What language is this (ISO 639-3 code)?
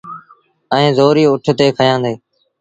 sbn